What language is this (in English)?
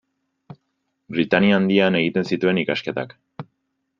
Basque